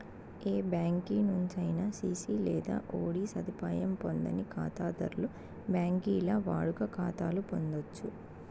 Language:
Telugu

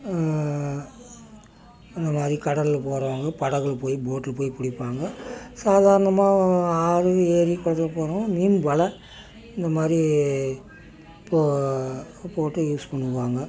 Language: Tamil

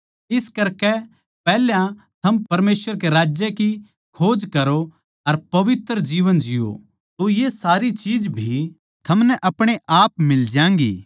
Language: Haryanvi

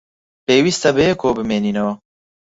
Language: Central Kurdish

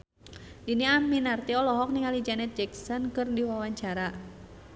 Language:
Sundanese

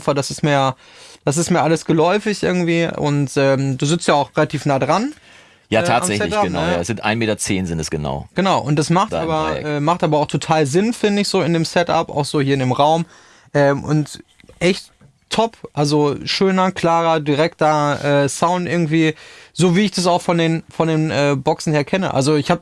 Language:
German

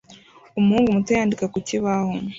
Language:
Kinyarwanda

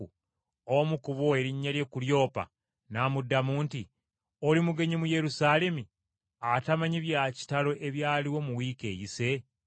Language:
Ganda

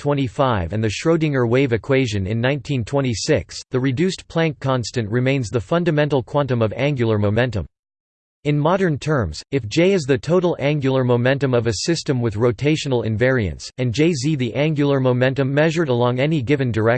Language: English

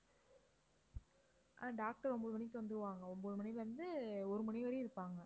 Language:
Tamil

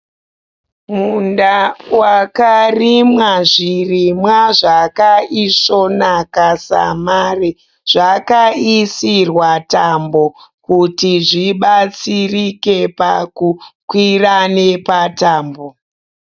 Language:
Shona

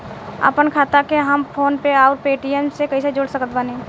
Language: Bhojpuri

